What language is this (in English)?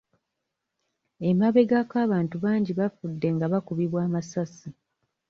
Ganda